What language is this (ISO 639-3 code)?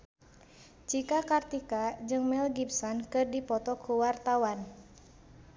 sun